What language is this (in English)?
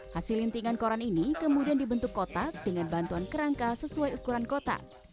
Indonesian